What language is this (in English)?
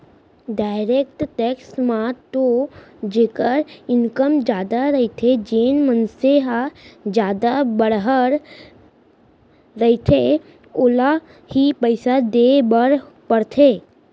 Chhattisgarhi